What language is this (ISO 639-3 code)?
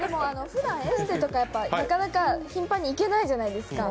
jpn